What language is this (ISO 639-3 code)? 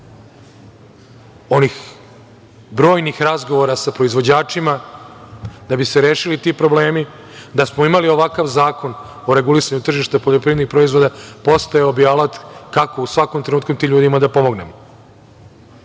srp